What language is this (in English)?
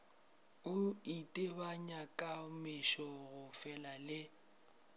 Northern Sotho